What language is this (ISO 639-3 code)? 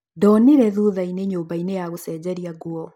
kik